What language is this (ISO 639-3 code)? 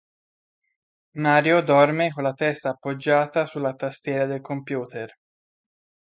ita